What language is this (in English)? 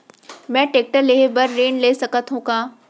Chhattisgarhi